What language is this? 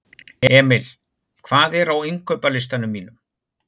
Icelandic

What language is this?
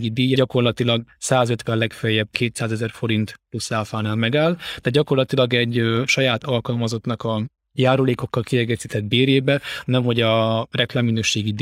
Hungarian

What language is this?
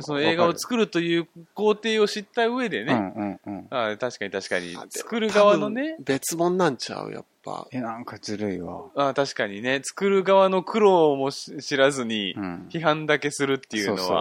Japanese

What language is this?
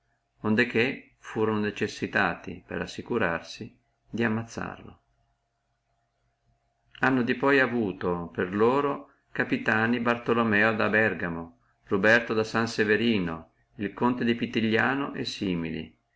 Italian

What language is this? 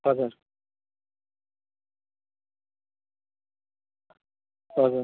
Nepali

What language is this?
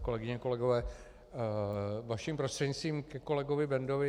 Czech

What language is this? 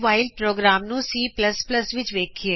Punjabi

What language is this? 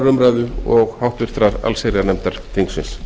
Icelandic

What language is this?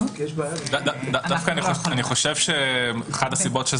Hebrew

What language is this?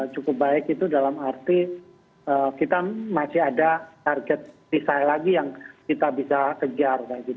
Indonesian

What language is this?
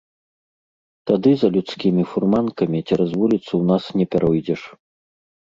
Belarusian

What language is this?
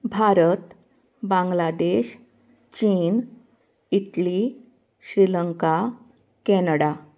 Konkani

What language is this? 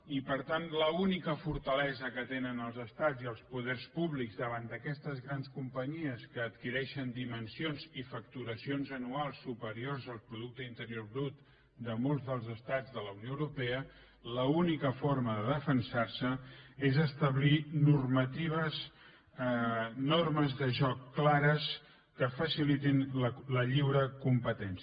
Catalan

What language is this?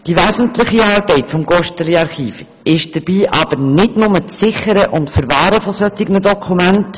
Swiss German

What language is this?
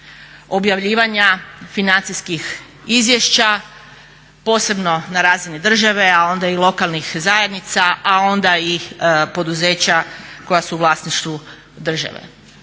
Croatian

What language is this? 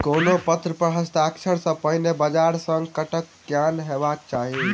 Maithili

